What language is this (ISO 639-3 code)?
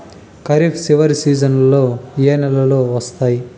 tel